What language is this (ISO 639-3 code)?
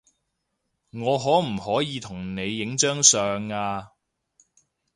yue